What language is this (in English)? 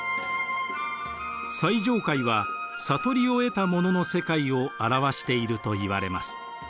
Japanese